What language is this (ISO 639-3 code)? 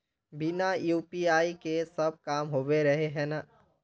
mag